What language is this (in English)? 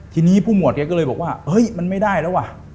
Thai